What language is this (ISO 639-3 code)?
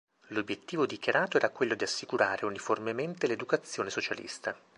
ita